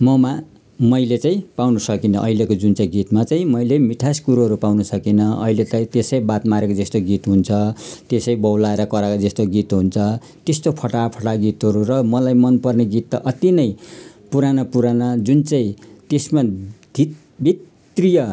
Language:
Nepali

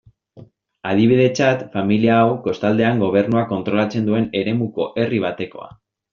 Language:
Basque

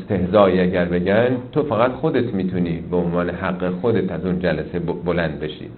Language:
Persian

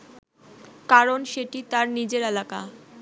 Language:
Bangla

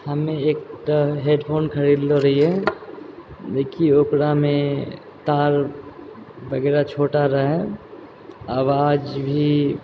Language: Maithili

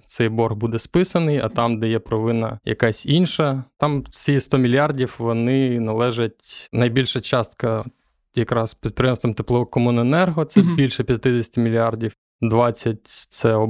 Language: Ukrainian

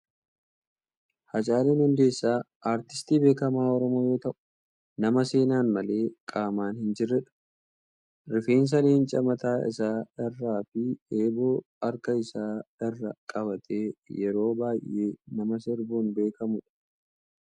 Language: Oromo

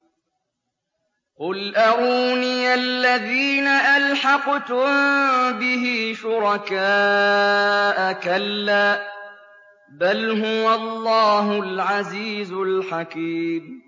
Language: Arabic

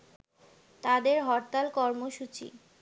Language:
Bangla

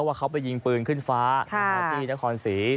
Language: Thai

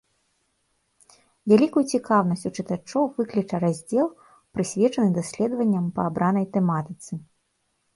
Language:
Belarusian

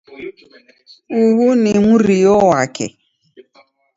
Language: Taita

